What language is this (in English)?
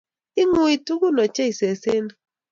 Kalenjin